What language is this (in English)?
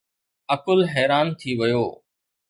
Sindhi